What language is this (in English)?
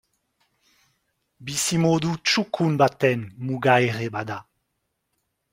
Basque